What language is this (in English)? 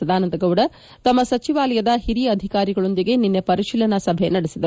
Kannada